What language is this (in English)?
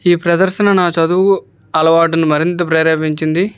Telugu